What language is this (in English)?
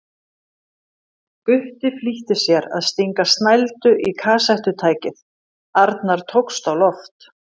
Icelandic